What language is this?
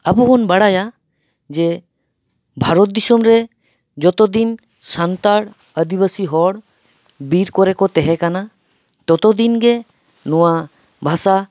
Santali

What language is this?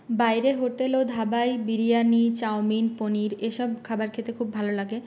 Bangla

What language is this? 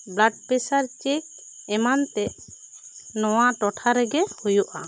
Santali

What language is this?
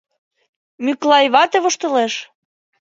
Mari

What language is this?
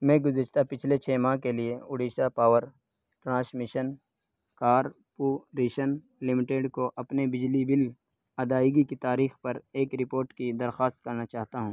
Urdu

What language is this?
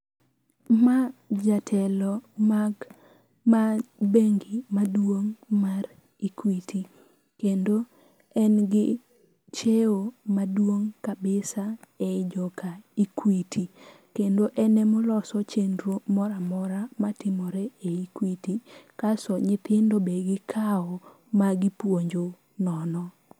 Luo (Kenya and Tanzania)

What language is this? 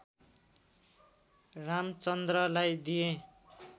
Nepali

